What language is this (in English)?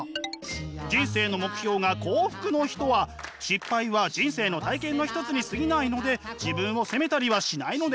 Japanese